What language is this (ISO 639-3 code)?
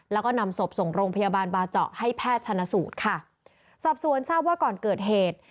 tha